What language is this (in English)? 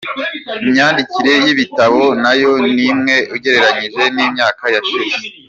Kinyarwanda